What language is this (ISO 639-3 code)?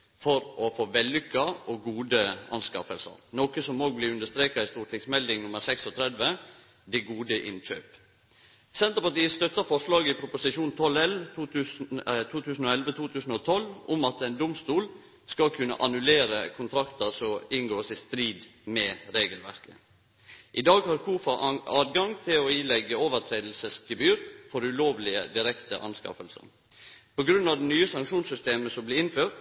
nno